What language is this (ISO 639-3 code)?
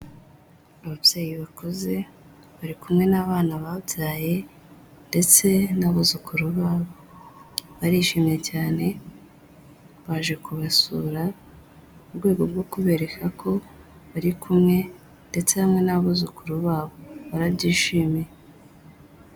kin